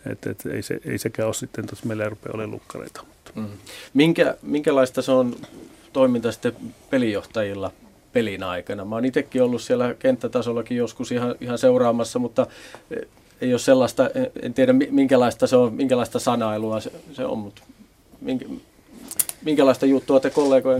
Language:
Finnish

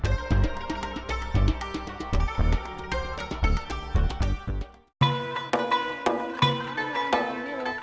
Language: Indonesian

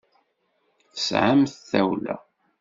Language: Kabyle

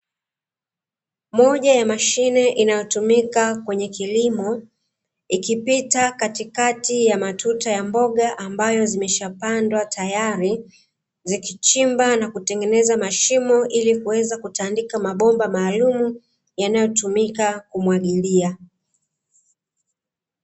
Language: Swahili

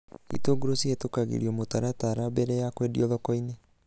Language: Kikuyu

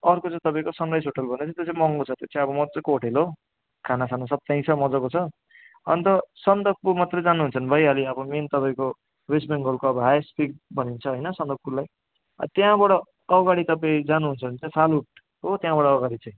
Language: Nepali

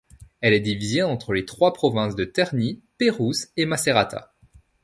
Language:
French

